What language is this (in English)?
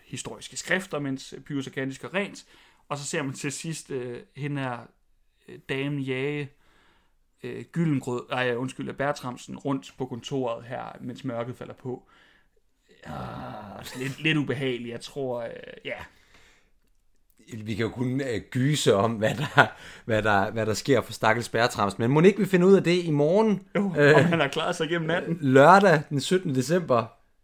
Danish